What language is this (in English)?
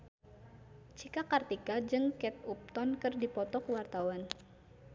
Sundanese